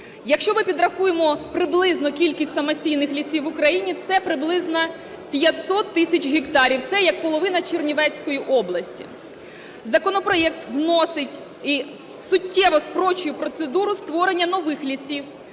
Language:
Ukrainian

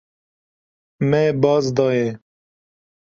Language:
Kurdish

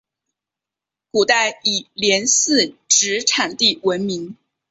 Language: Chinese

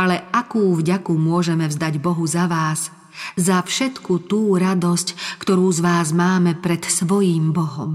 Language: Slovak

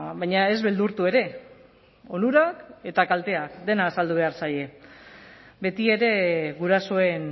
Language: Basque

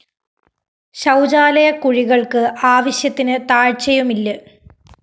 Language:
Malayalam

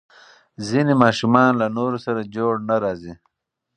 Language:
Pashto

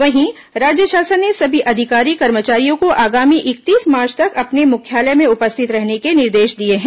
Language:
Hindi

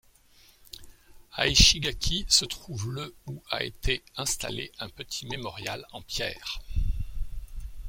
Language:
French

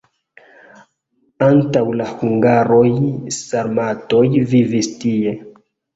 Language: Esperanto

